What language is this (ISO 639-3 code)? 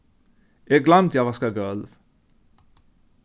fao